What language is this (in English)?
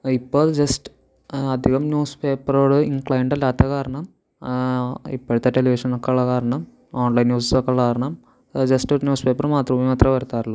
Malayalam